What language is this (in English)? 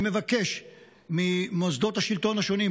Hebrew